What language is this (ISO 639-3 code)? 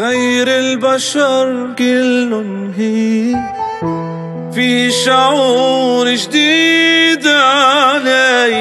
ara